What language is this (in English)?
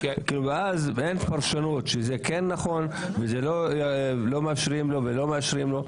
Hebrew